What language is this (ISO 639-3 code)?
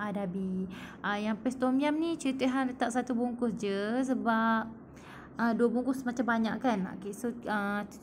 msa